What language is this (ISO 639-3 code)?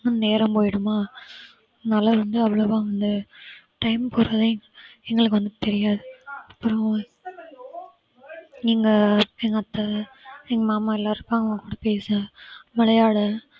tam